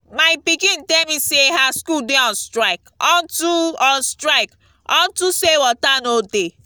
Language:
Nigerian Pidgin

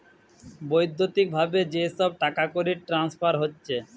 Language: Bangla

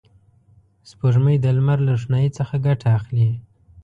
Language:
Pashto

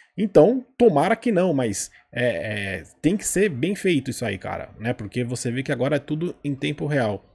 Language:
Portuguese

